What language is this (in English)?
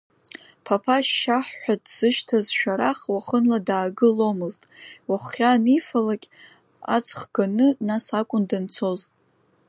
Abkhazian